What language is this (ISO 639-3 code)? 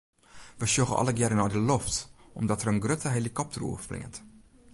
fry